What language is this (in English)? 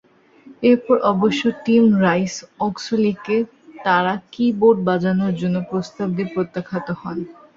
Bangla